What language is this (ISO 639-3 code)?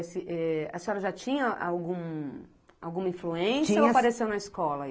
por